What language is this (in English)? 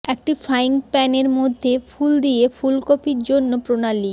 Bangla